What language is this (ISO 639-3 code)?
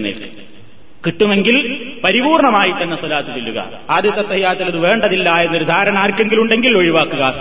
mal